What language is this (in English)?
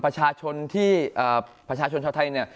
Thai